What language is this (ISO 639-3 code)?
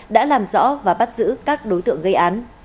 vie